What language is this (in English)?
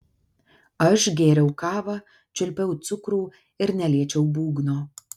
Lithuanian